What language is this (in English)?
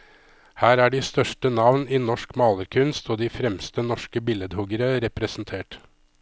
Norwegian